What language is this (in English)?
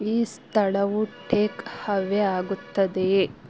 Kannada